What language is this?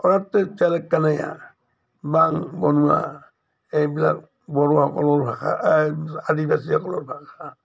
Assamese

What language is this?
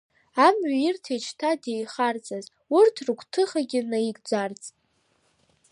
Abkhazian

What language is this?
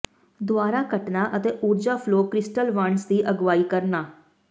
Punjabi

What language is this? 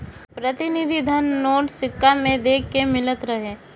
Bhojpuri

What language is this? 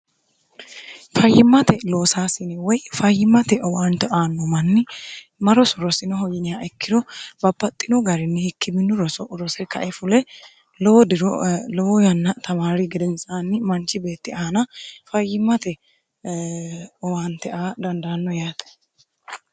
Sidamo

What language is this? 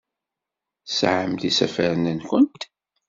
Kabyle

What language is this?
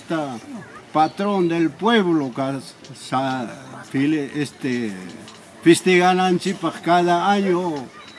Spanish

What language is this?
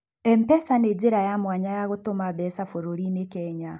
Kikuyu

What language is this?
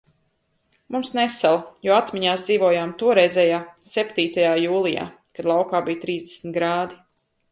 Latvian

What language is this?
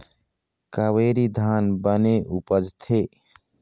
Chhattisgarhi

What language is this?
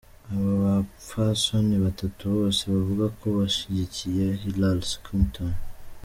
Kinyarwanda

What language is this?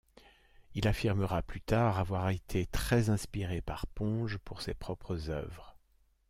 French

